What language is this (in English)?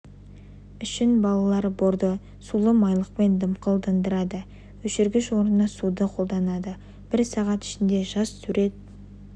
Kazakh